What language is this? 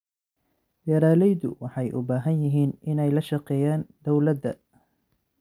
Somali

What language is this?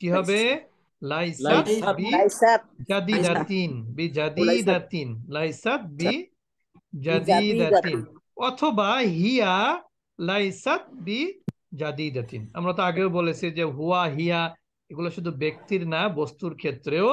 Arabic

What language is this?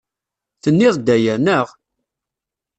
Kabyle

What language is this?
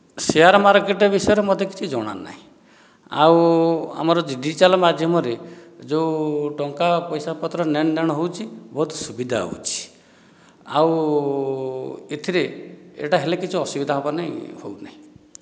Odia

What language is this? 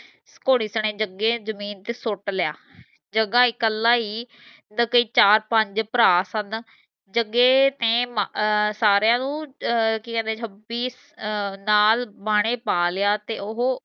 Punjabi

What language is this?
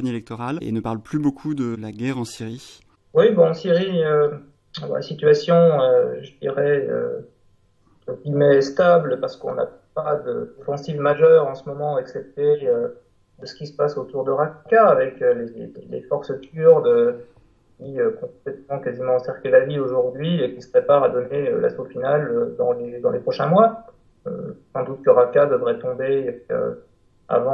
French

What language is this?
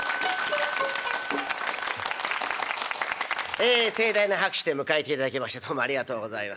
Japanese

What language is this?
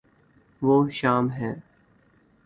Urdu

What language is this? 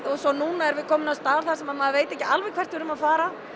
Icelandic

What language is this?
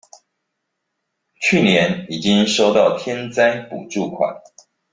Chinese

